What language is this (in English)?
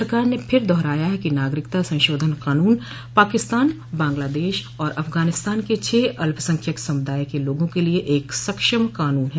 Hindi